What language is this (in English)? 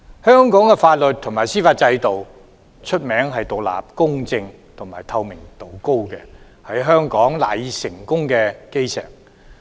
Cantonese